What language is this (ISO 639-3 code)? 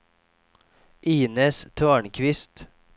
swe